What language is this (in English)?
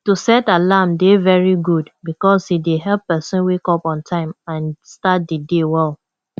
Nigerian Pidgin